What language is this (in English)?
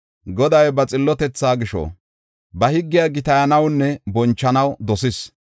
Gofa